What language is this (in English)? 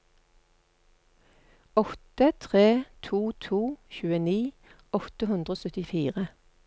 Norwegian